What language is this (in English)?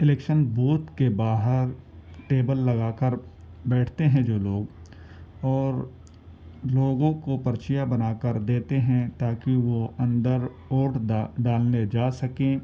Urdu